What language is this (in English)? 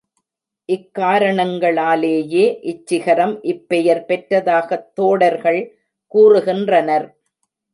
Tamil